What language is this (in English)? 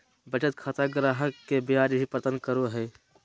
Magahi